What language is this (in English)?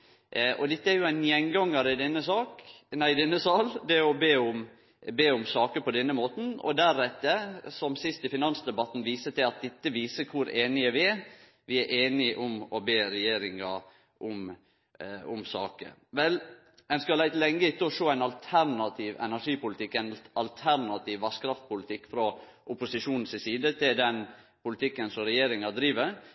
Norwegian Nynorsk